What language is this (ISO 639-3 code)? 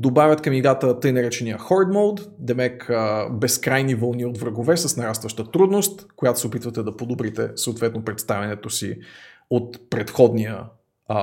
bul